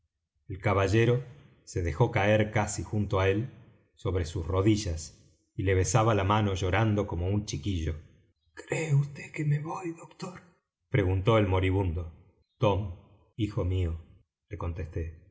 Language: Spanish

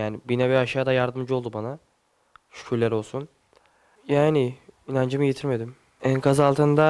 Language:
Turkish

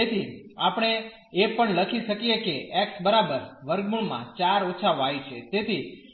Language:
Gujarati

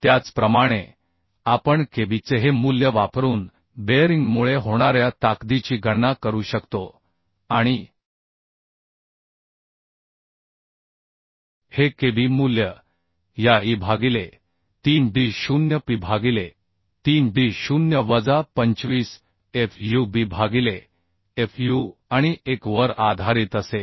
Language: Marathi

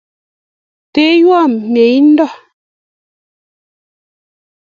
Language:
Kalenjin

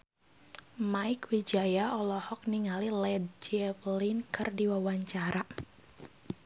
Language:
Sundanese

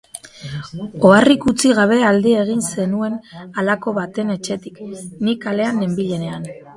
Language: Basque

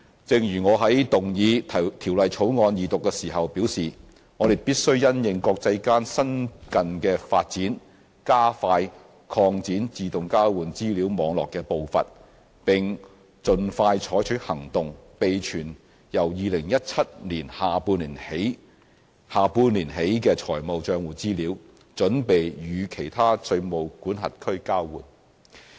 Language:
Cantonese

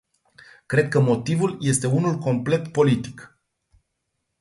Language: Romanian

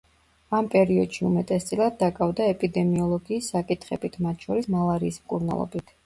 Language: Georgian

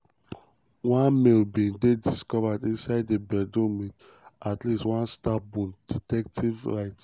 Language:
Nigerian Pidgin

